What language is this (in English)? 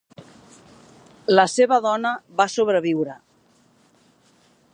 Catalan